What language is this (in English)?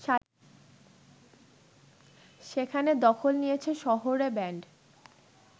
Bangla